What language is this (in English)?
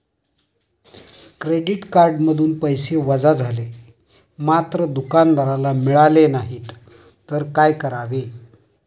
Marathi